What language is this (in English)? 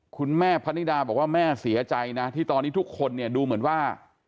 Thai